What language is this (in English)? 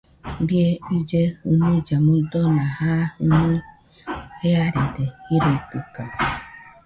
Nüpode Huitoto